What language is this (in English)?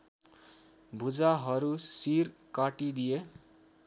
Nepali